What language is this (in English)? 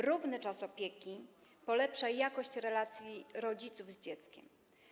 Polish